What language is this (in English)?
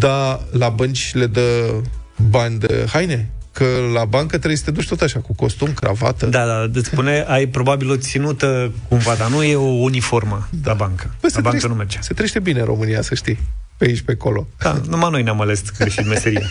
Romanian